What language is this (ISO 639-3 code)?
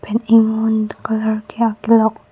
mjw